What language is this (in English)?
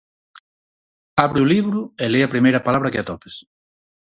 Galician